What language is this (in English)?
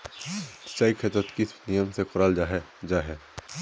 Magahi